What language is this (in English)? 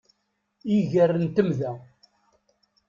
Kabyle